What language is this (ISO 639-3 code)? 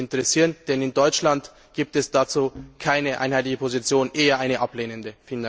deu